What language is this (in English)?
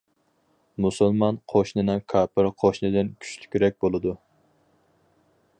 Uyghur